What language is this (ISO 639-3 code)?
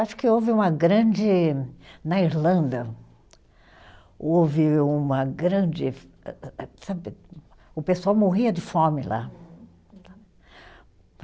por